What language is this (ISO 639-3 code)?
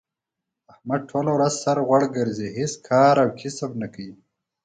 pus